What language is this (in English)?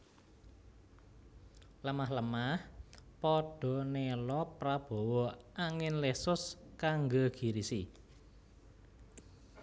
Javanese